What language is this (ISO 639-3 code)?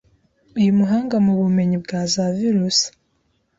kin